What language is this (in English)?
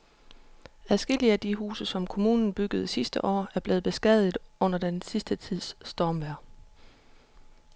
Danish